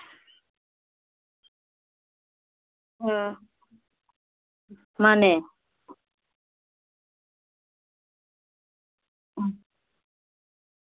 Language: Manipuri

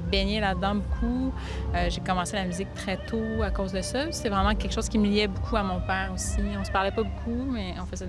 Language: French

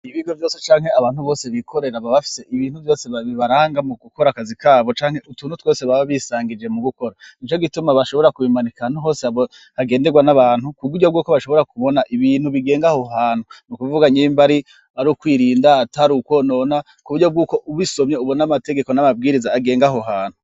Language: Rundi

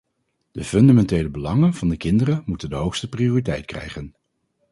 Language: Dutch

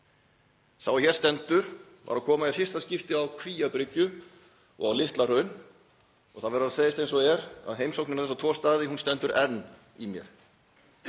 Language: Icelandic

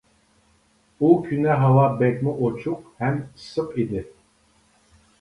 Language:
Uyghur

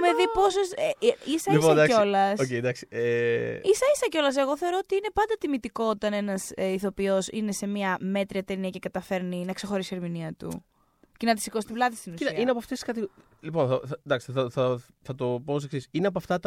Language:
Greek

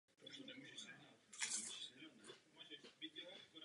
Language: Czech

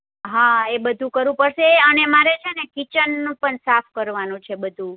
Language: Gujarati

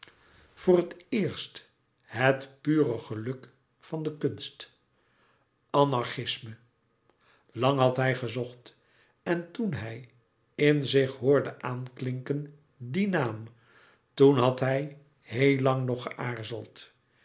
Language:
Dutch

